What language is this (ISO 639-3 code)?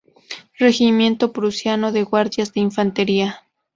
spa